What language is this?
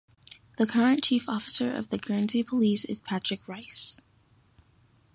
English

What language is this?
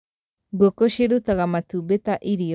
Kikuyu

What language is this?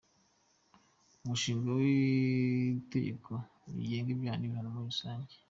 Kinyarwanda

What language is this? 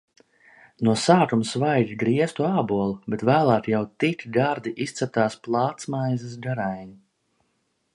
Latvian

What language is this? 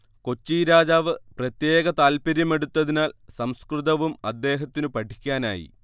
Malayalam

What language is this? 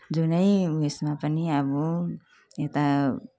Nepali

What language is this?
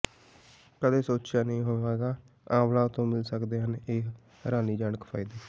Punjabi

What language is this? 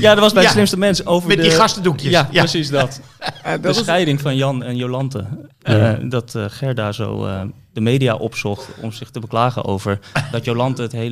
Dutch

